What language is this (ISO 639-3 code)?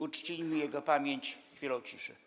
pol